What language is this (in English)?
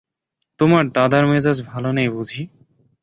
Bangla